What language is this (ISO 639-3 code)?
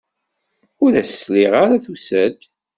kab